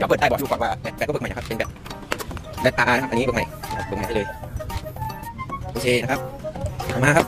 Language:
Thai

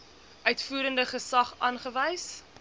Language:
Afrikaans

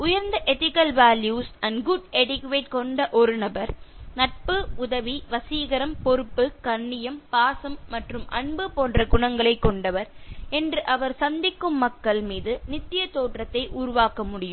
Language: Tamil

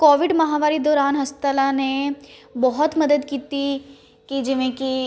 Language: Punjabi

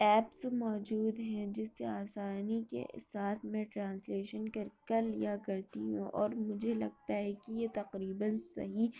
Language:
Urdu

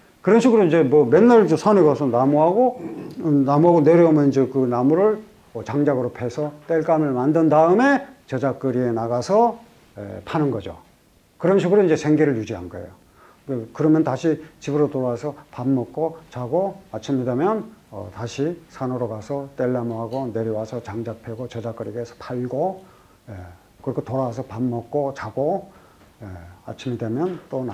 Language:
Korean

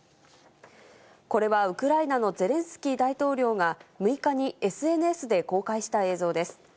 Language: Japanese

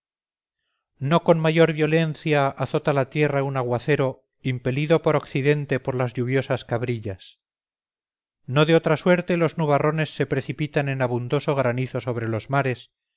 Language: Spanish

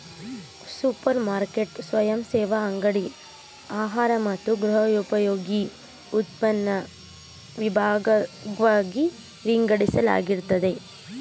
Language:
Kannada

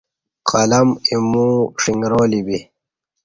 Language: Kati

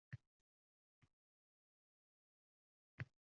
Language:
Uzbek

